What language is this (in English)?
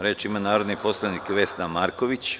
Serbian